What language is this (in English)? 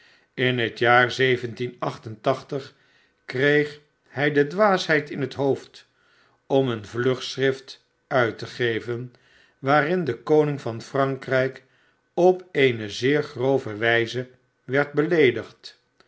Dutch